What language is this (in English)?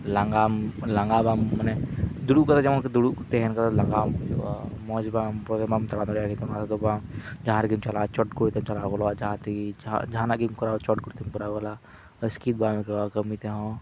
Santali